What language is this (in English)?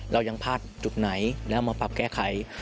Thai